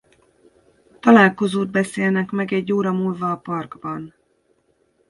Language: Hungarian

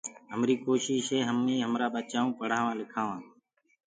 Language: Gurgula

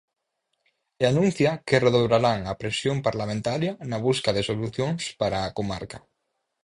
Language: Galician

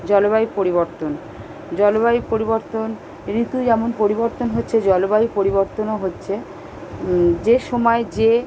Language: Bangla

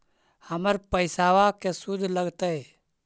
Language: Magahi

